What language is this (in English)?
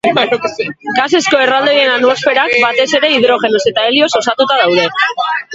Basque